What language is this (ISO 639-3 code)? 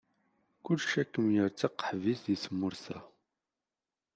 kab